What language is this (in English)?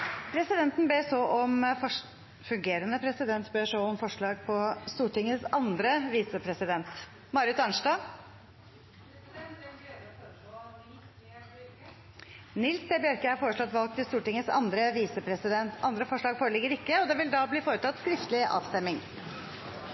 Norwegian